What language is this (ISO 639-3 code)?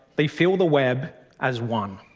eng